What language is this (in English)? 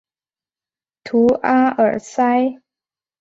Chinese